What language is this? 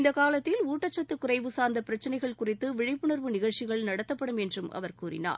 Tamil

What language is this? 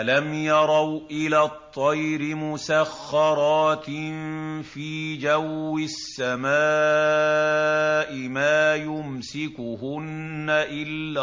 Arabic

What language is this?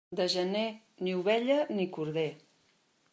Catalan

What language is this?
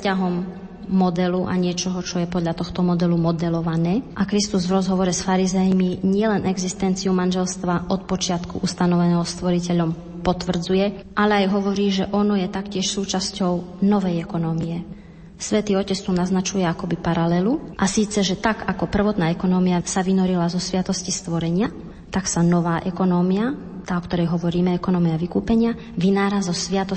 Slovak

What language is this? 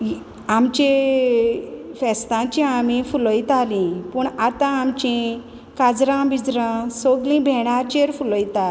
Konkani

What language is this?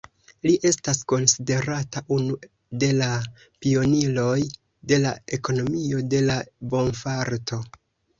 Esperanto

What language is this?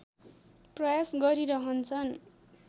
Nepali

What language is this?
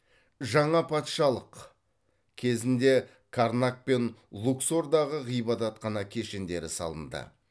Kazakh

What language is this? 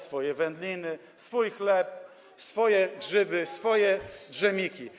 Polish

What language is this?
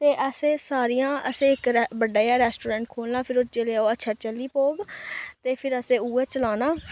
Dogri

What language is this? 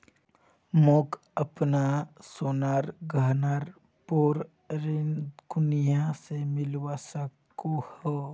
Magahi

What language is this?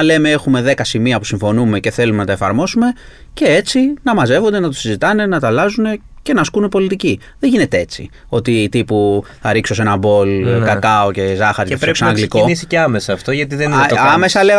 Greek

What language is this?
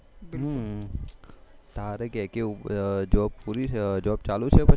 Gujarati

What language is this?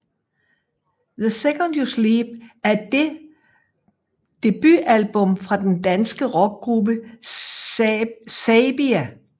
Danish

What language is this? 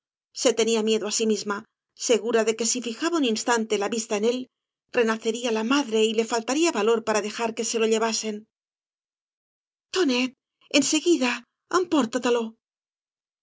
Spanish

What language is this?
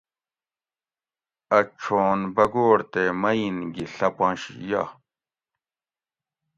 Gawri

